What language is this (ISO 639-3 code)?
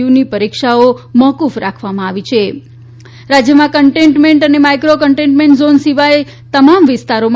guj